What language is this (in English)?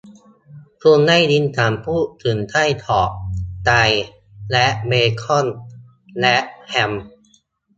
Thai